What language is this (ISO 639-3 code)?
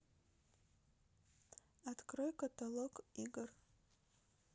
rus